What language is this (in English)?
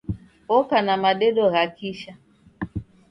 Taita